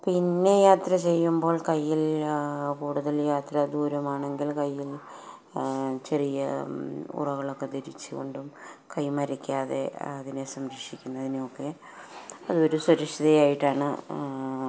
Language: Malayalam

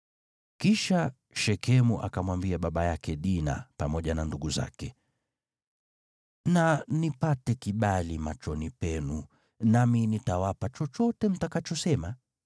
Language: Swahili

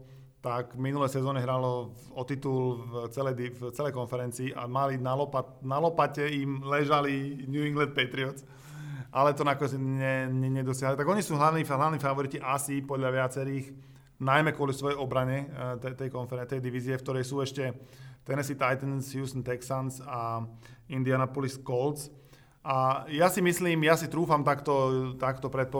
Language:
Slovak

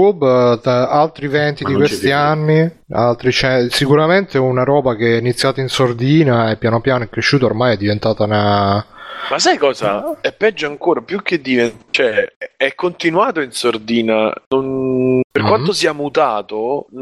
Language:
Italian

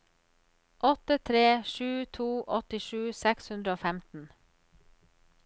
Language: Norwegian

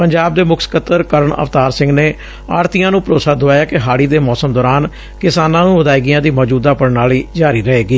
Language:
Punjabi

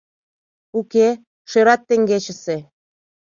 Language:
Mari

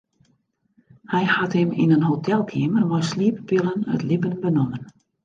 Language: Western Frisian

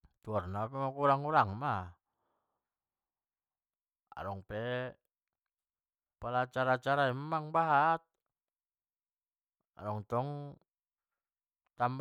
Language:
Batak Mandailing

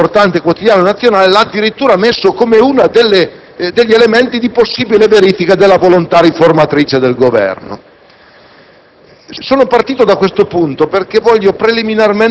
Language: Italian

